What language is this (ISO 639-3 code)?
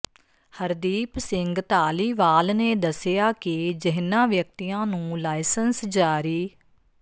pan